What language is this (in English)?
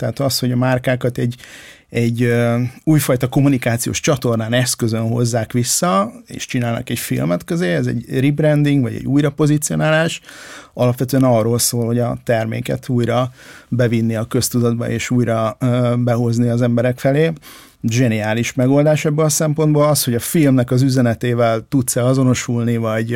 Hungarian